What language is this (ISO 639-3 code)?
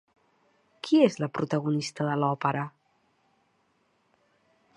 cat